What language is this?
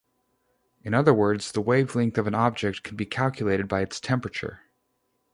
English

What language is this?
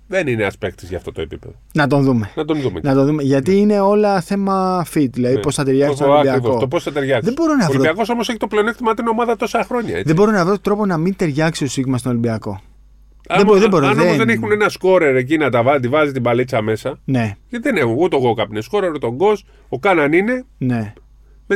Greek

